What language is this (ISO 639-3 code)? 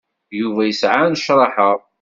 kab